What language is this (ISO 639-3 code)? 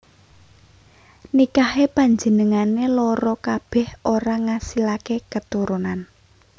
jav